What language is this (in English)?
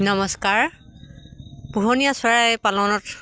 Assamese